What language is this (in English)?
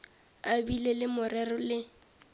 Northern Sotho